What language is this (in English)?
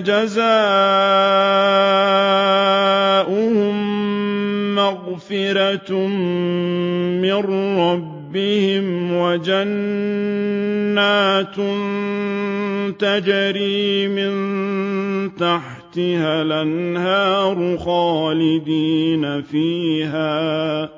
Arabic